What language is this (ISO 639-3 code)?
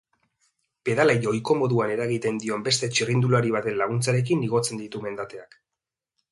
eus